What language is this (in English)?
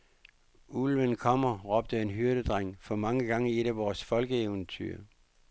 Danish